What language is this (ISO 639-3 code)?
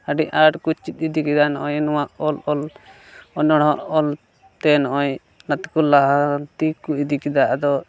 sat